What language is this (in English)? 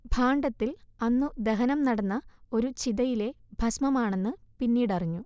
Malayalam